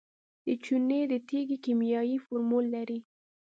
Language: Pashto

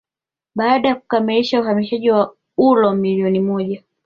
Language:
Swahili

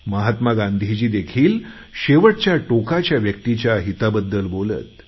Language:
Marathi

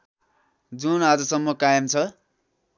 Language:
Nepali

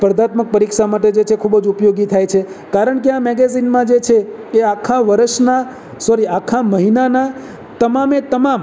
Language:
Gujarati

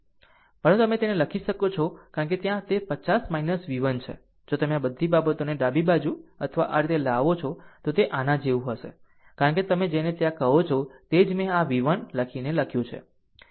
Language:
Gujarati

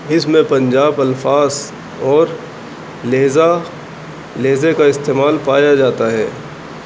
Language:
Urdu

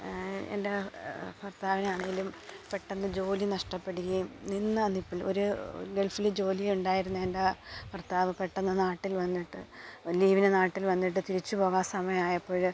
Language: Malayalam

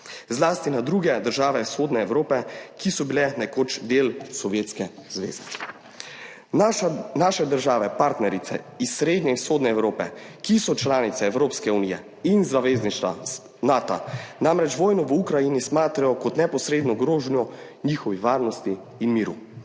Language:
Slovenian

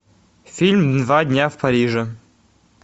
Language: Russian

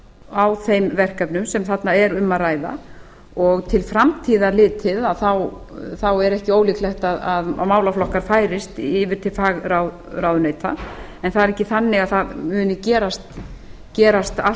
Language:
Icelandic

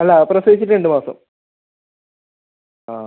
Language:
Malayalam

